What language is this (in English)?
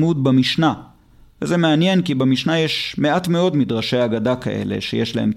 Hebrew